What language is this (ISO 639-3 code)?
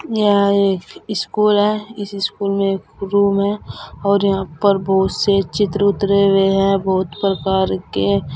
hin